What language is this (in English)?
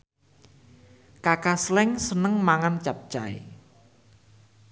Javanese